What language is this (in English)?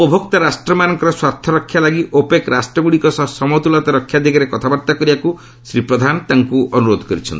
Odia